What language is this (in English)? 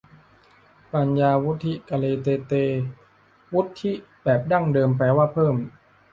Thai